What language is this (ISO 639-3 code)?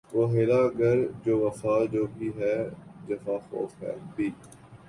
urd